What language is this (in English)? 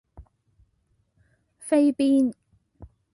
Cantonese